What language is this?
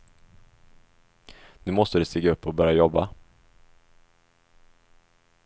Swedish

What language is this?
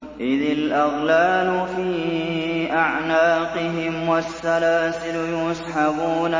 Arabic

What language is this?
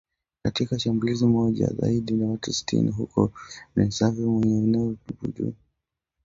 Swahili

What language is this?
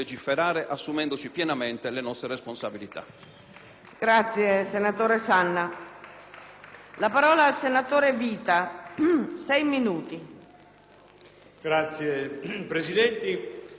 Italian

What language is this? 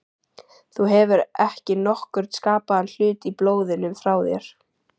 Icelandic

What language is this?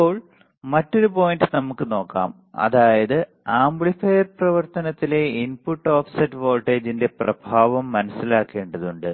Malayalam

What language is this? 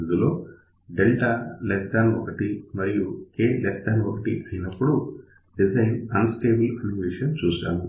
Telugu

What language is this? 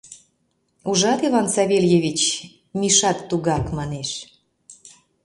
Mari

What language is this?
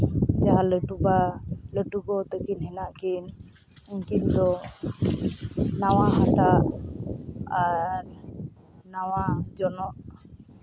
Santali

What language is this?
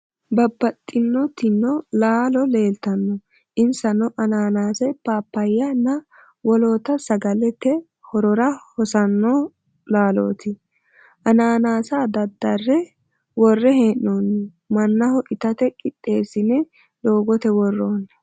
Sidamo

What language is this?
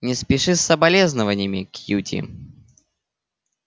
Russian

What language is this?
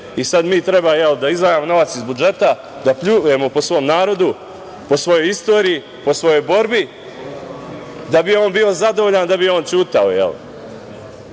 Serbian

